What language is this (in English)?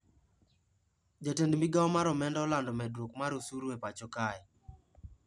Luo (Kenya and Tanzania)